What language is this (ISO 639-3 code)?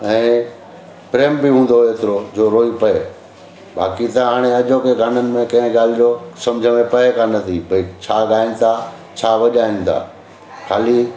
snd